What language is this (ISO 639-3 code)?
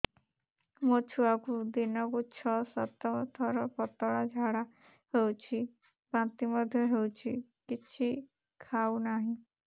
ori